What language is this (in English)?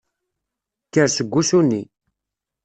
Kabyle